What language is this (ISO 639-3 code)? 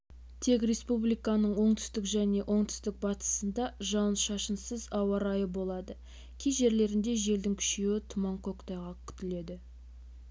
kaz